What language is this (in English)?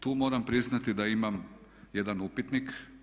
Croatian